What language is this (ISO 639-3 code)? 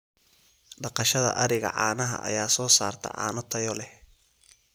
som